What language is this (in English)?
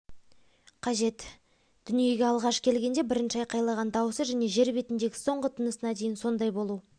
Kazakh